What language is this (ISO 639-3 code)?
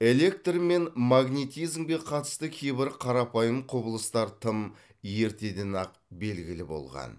kaz